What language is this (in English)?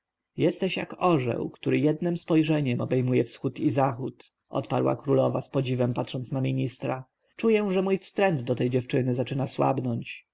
Polish